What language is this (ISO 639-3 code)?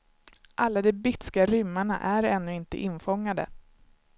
swe